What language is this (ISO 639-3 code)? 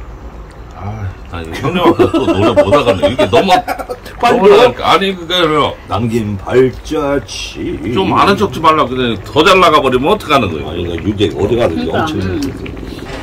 kor